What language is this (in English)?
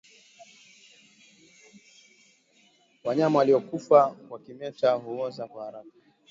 Swahili